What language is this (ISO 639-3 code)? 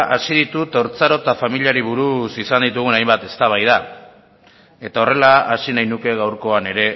eus